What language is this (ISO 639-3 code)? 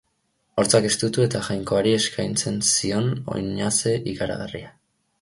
eus